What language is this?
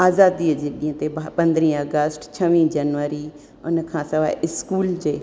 Sindhi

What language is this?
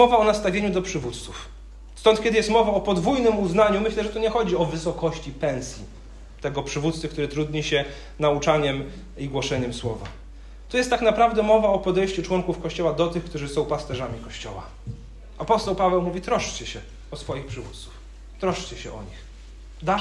Polish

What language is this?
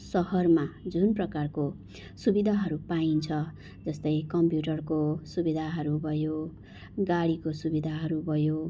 Nepali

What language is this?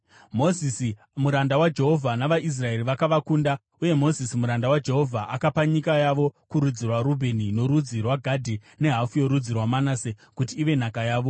Shona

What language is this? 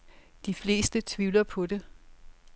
Danish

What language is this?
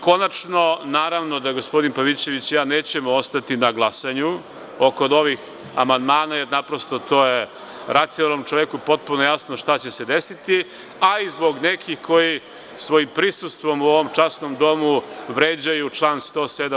Serbian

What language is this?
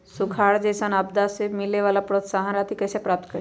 Magahi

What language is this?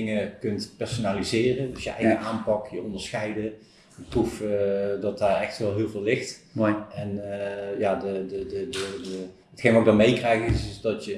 Dutch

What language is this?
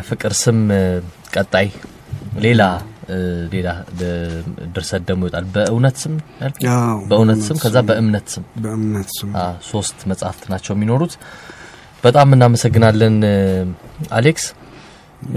Amharic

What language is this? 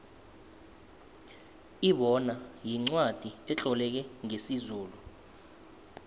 South Ndebele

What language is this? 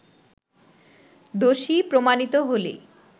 Bangla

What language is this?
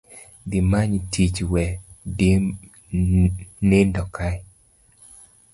Luo (Kenya and Tanzania)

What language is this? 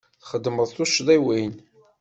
Kabyle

